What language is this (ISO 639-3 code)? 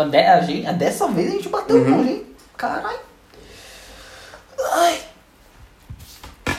por